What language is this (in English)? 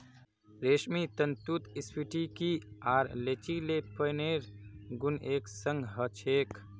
Magahi